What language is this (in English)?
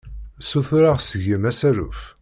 Kabyle